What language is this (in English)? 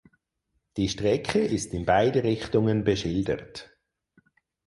German